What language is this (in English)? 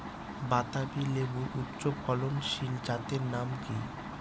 Bangla